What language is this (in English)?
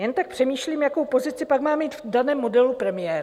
Czech